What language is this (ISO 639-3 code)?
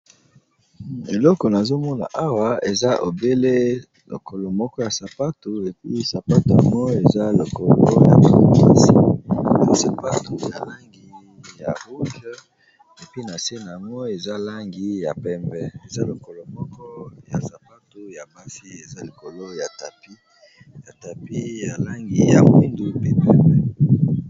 lin